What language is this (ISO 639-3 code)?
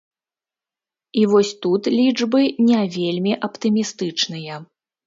bel